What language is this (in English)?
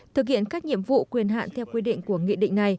Vietnamese